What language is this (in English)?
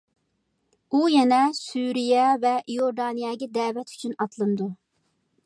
Uyghur